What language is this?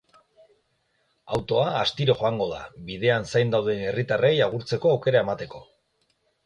Basque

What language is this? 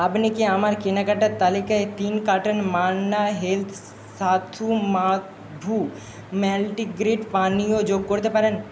Bangla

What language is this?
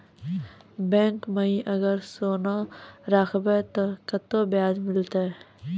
Maithili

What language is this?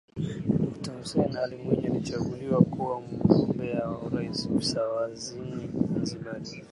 Swahili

